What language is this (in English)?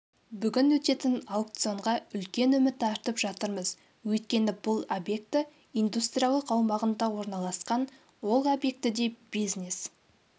Kazakh